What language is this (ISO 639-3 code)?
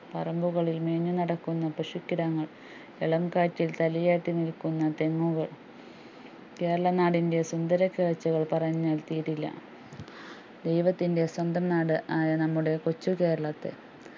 mal